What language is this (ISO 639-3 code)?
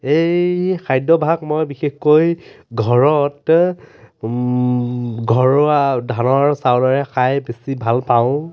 asm